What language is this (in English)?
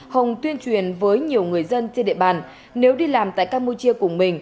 Vietnamese